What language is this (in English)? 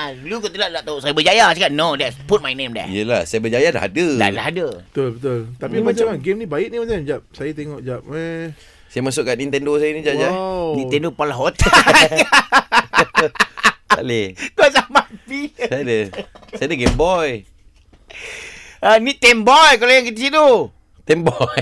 Malay